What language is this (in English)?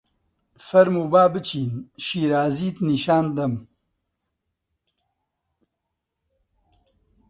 Central Kurdish